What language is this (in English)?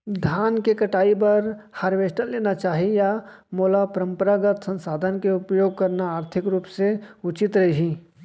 Chhattisgarhi